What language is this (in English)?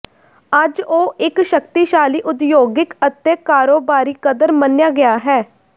Punjabi